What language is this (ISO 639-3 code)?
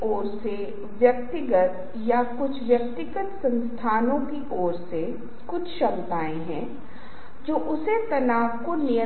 hin